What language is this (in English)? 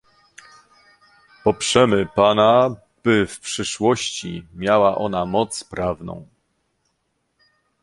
Polish